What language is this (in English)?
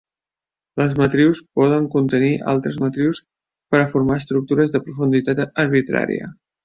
Catalan